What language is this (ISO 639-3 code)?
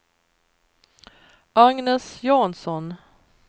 swe